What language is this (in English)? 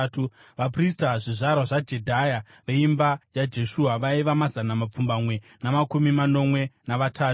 Shona